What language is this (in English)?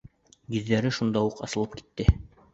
Bashkir